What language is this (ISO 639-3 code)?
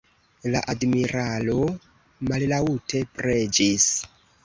epo